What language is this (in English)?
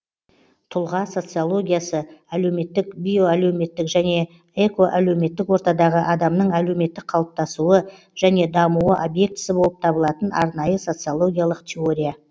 Kazakh